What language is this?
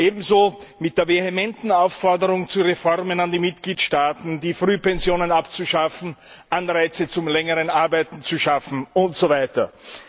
German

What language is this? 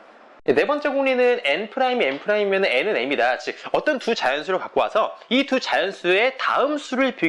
Korean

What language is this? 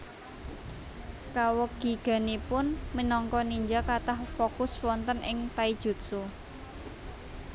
Javanese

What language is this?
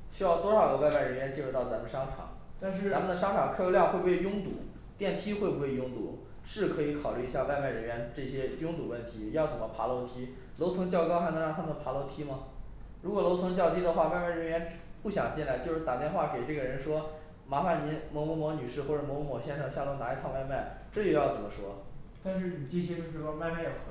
Chinese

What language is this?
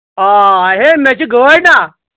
Kashmiri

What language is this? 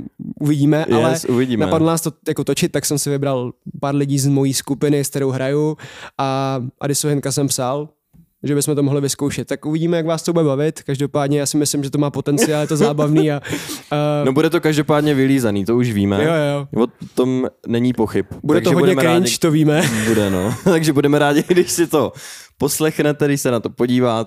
Czech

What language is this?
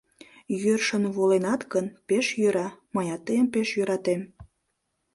Mari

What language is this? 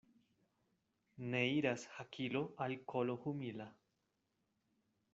Esperanto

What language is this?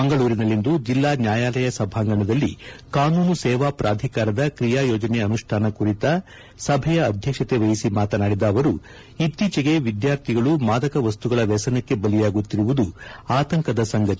Kannada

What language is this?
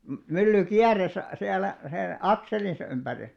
Finnish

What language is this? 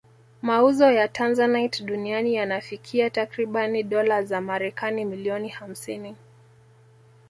Swahili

